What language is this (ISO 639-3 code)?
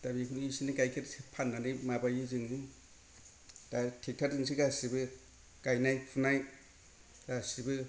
brx